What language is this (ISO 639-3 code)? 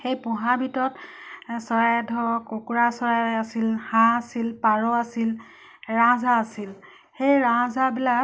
asm